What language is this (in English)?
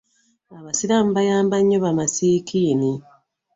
Ganda